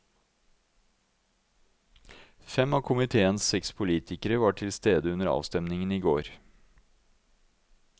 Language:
Norwegian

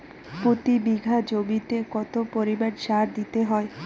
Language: Bangla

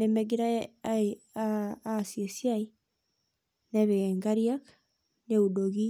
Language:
Masai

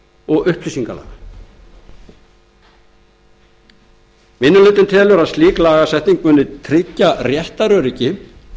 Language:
Icelandic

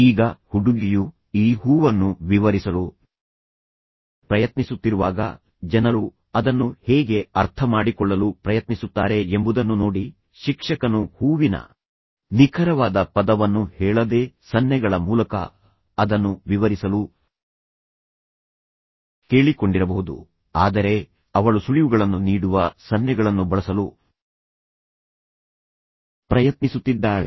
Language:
Kannada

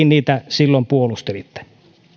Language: Finnish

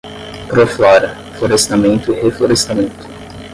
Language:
Portuguese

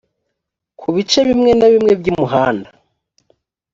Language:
Kinyarwanda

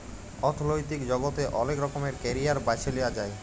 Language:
Bangla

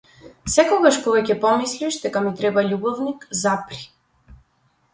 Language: Macedonian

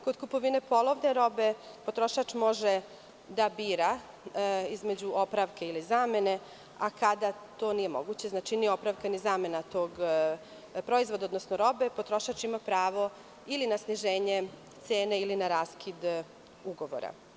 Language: Serbian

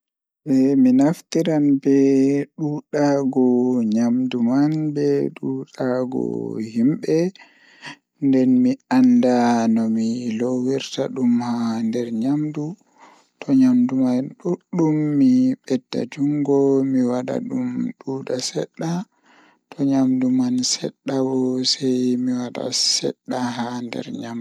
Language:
Fula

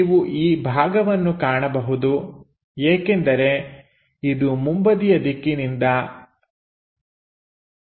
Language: Kannada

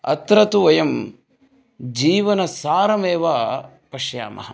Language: Sanskrit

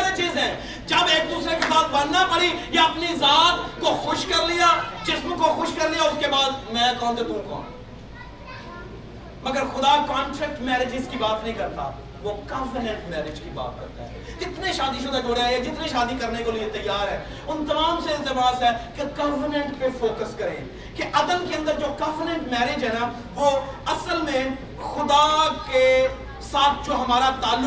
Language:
Urdu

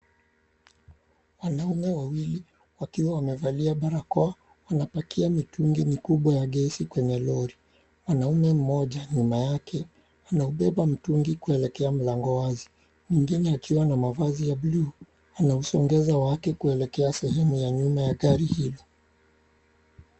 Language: Swahili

